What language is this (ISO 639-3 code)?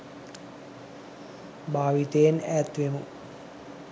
sin